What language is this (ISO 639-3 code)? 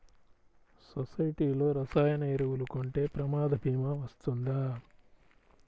tel